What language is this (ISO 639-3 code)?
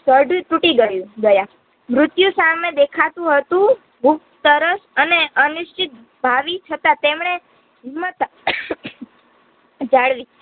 guj